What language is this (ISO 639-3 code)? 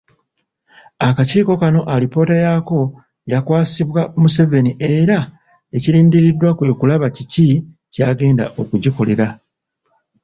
lug